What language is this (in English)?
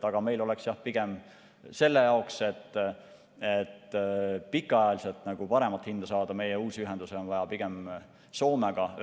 Estonian